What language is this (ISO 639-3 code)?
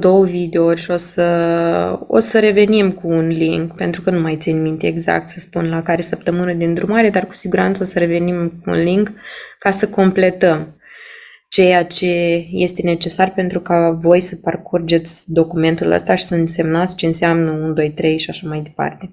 ron